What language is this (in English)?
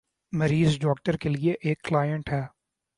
Urdu